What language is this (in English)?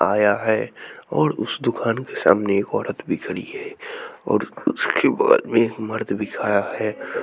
Hindi